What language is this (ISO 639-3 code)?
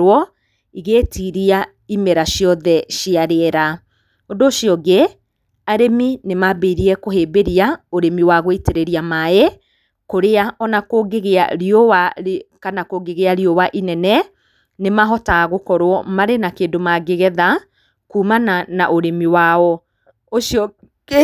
kik